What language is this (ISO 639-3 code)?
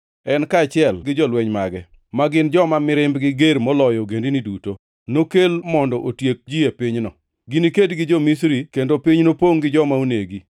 luo